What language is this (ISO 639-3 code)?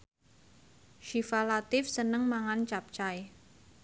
jav